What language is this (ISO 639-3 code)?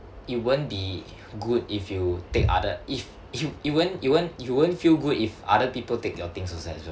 eng